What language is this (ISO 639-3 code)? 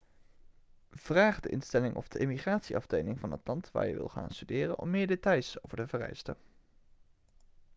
nld